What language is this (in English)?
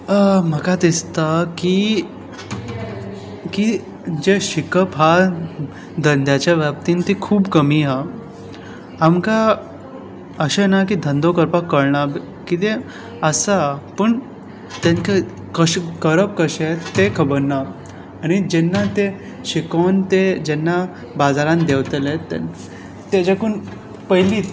Konkani